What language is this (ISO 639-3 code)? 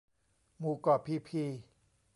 tha